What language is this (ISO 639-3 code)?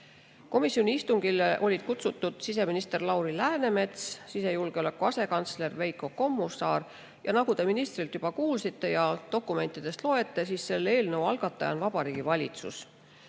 est